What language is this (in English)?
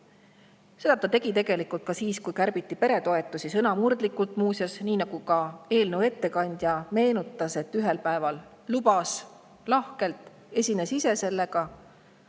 Estonian